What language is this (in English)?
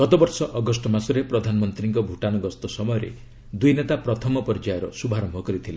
Odia